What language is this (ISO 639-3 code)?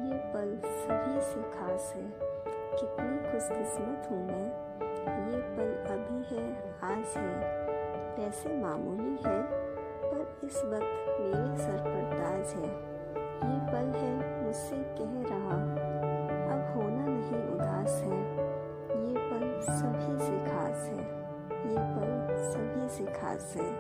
hin